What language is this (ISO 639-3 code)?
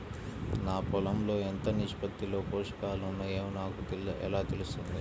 tel